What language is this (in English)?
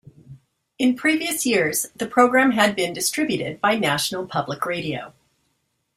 English